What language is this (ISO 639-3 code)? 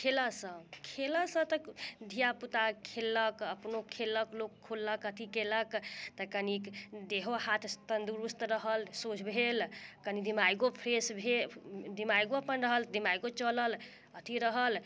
mai